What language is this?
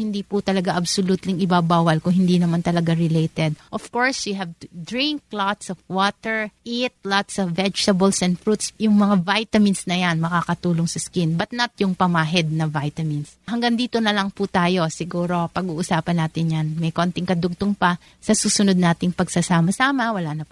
Filipino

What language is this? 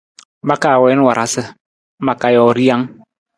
Nawdm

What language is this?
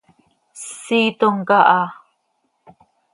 Seri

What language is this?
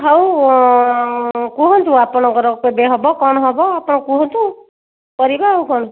Odia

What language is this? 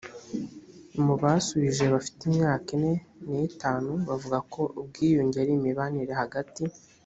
Kinyarwanda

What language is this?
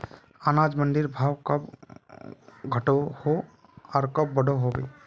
Magahi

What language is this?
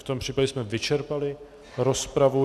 Czech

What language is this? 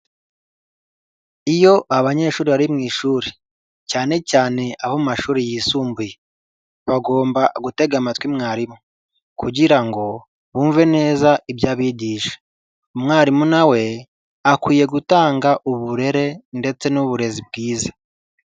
Kinyarwanda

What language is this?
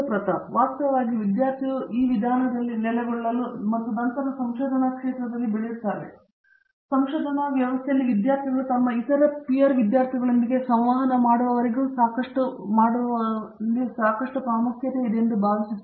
Kannada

